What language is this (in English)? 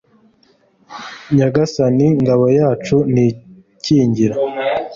Kinyarwanda